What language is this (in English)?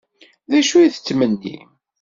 Kabyle